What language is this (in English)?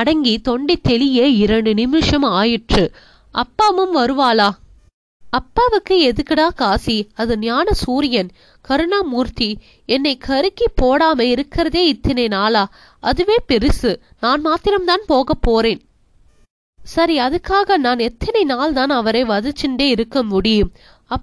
Tamil